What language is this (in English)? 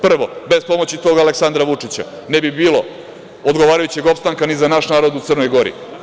Serbian